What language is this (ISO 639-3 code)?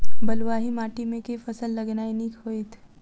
mai